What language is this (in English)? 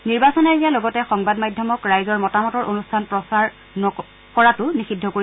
Assamese